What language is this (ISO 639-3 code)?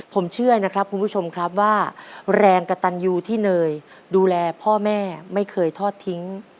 tha